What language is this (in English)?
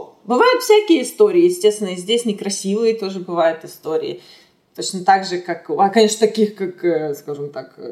Russian